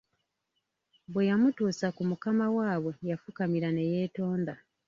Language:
Ganda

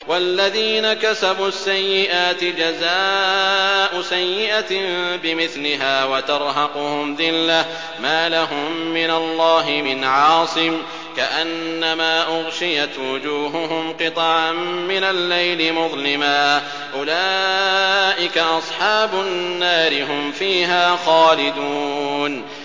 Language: Arabic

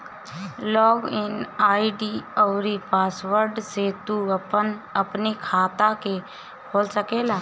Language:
Bhojpuri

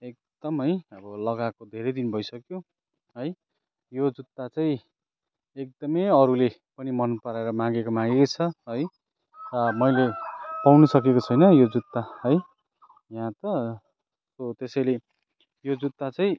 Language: Nepali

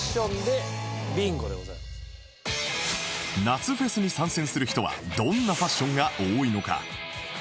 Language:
Japanese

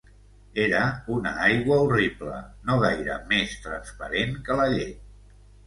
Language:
Catalan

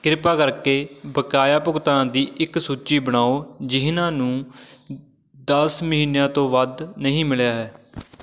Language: Punjabi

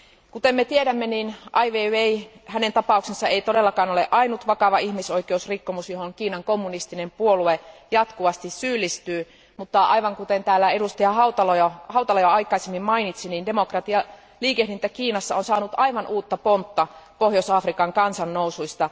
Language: Finnish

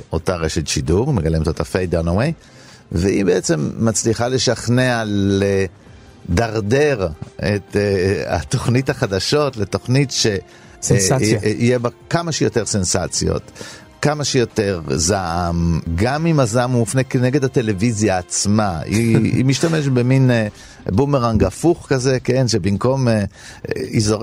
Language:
Hebrew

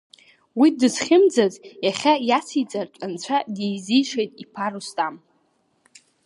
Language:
Abkhazian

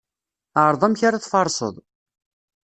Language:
Kabyle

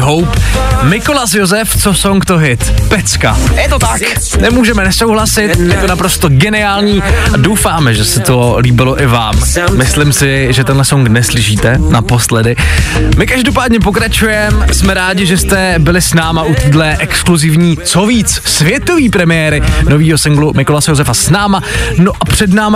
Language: Czech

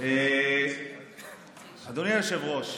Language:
Hebrew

